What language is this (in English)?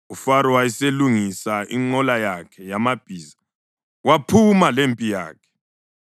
North Ndebele